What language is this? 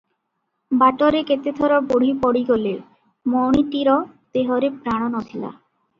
Odia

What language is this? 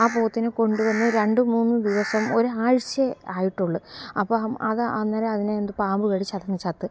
Malayalam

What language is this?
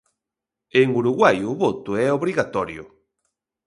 Galician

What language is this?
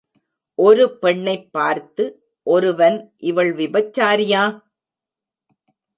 Tamil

